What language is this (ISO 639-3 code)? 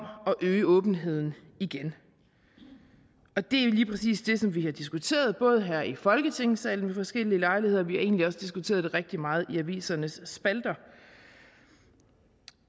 dan